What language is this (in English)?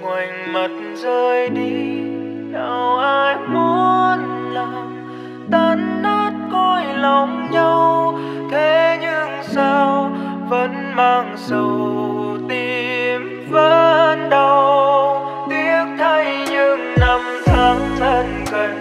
Vietnamese